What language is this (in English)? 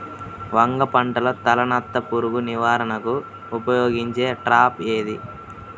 Telugu